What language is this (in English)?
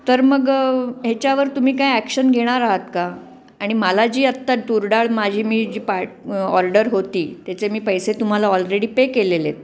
Marathi